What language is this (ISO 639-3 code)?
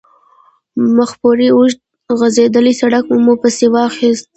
pus